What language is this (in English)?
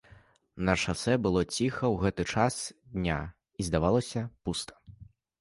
Belarusian